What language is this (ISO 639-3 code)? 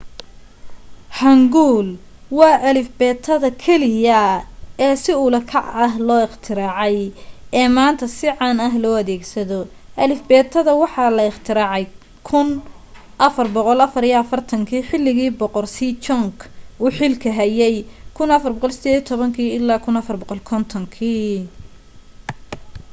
som